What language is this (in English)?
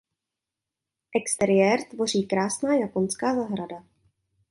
Czech